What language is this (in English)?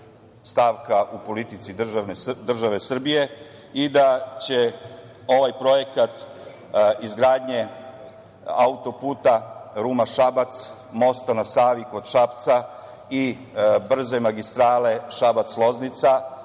Serbian